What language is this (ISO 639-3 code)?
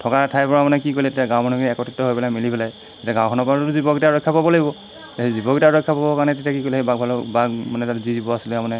asm